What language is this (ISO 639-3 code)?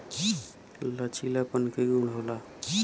bho